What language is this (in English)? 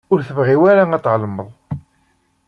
Kabyle